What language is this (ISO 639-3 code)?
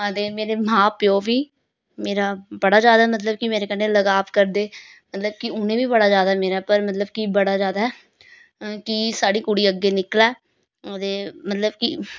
doi